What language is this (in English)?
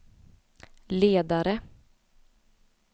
Swedish